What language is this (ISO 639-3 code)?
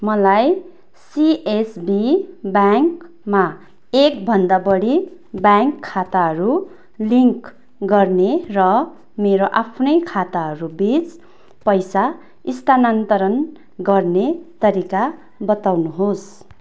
nep